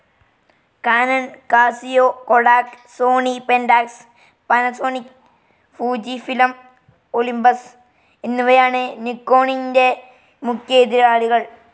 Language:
Malayalam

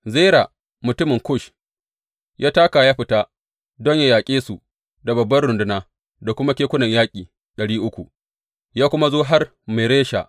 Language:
Hausa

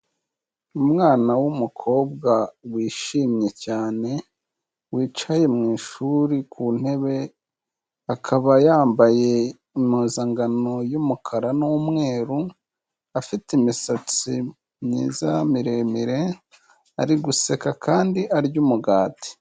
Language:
Kinyarwanda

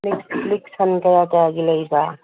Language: Manipuri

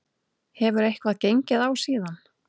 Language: Icelandic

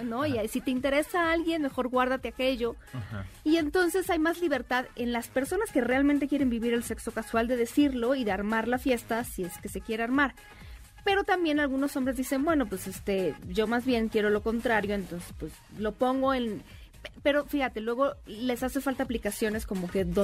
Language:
Spanish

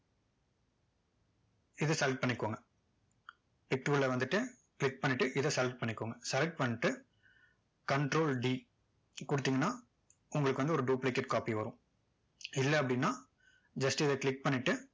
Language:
Tamil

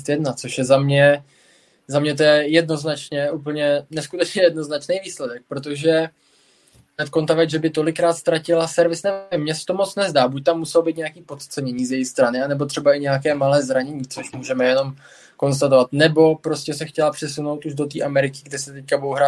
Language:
Czech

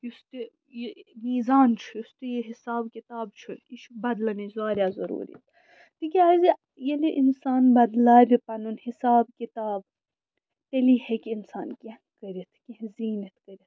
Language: Kashmiri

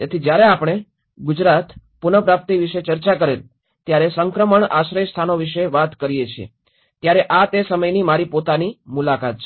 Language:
Gujarati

